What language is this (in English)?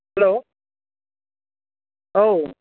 Bodo